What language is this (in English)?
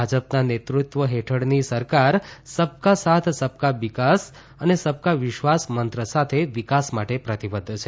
Gujarati